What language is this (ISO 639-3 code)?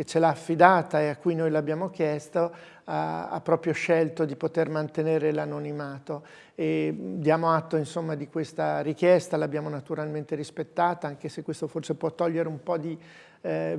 ita